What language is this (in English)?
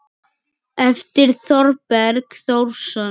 Icelandic